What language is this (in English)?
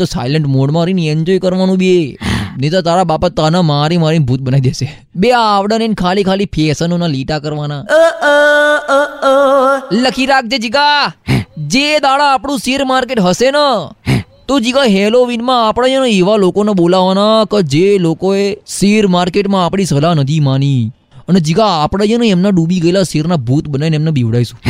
Gujarati